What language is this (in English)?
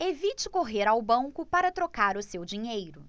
Portuguese